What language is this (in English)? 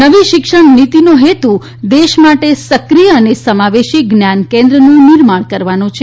Gujarati